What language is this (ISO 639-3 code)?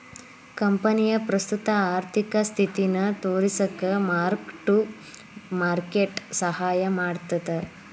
kan